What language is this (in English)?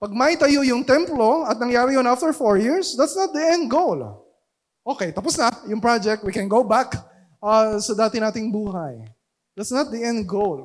Filipino